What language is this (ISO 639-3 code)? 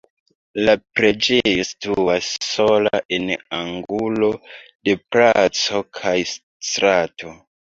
epo